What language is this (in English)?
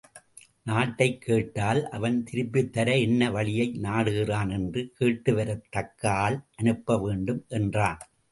Tamil